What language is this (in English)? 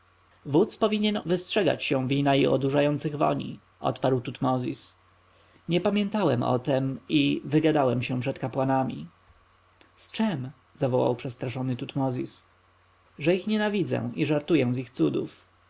Polish